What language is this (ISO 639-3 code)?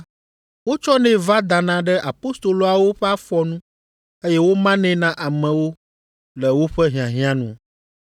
ewe